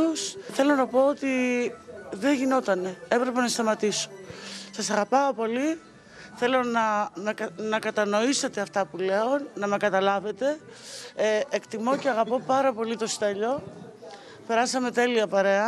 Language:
Greek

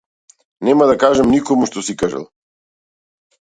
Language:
Macedonian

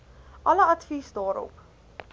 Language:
Afrikaans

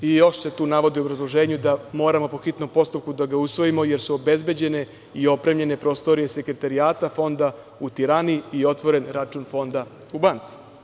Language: Serbian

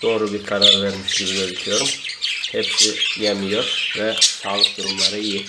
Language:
Turkish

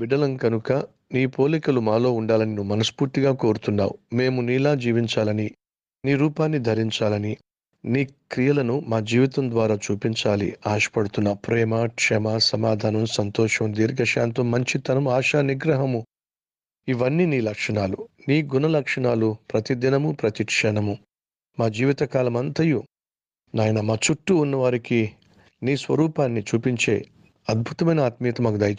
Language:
Telugu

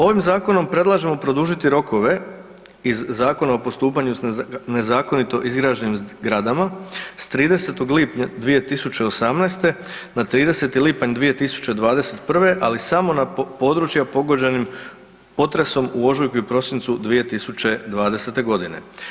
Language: Croatian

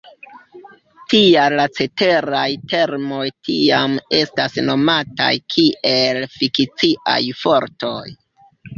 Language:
Esperanto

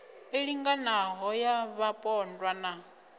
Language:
Venda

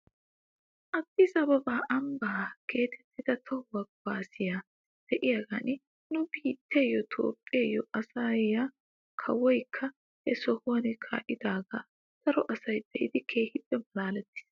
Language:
Wolaytta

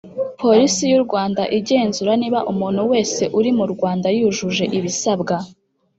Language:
Kinyarwanda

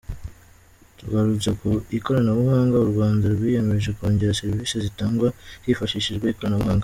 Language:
Kinyarwanda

